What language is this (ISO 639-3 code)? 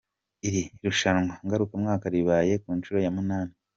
kin